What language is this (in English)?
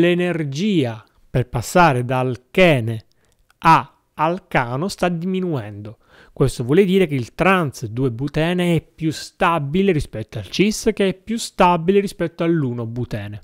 Italian